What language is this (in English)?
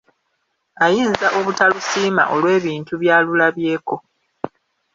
Ganda